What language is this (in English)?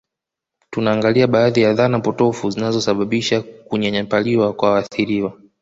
Swahili